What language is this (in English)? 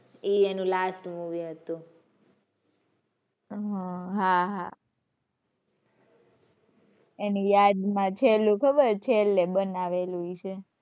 Gujarati